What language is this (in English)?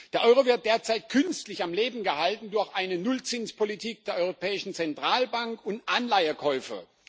German